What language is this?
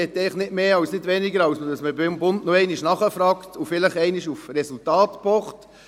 Swiss German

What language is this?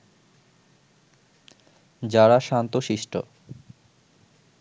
Bangla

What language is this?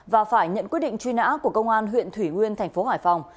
Vietnamese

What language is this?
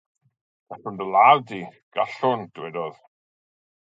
Welsh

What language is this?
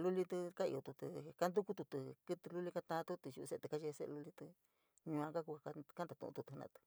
San Miguel El Grande Mixtec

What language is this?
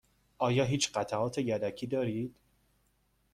Persian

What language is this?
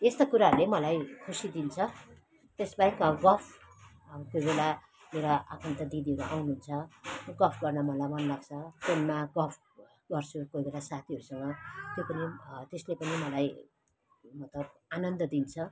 Nepali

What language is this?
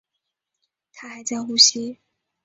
Chinese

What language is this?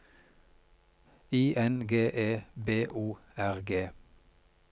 Norwegian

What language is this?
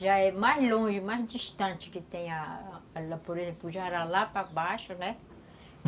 Portuguese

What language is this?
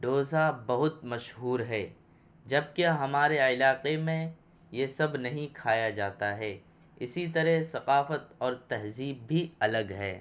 Urdu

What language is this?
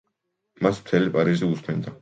Georgian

